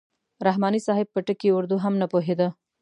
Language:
Pashto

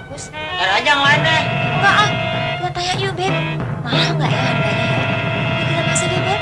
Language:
Indonesian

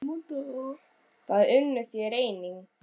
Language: Icelandic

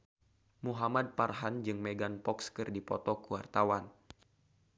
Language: Sundanese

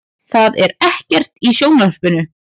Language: Icelandic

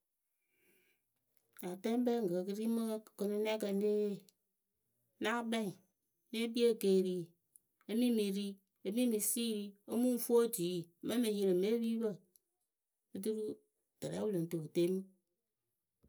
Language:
Akebu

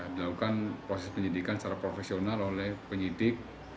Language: Indonesian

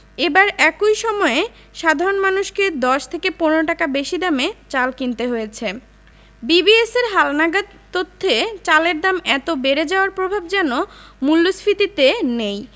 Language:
Bangla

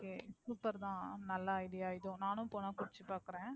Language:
Tamil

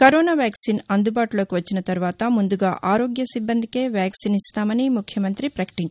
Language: Telugu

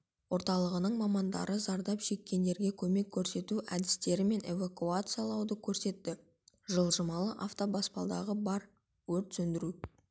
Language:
Kazakh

